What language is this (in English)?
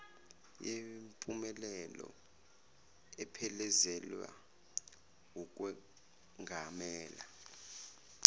Zulu